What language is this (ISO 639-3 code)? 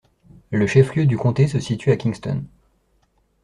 fra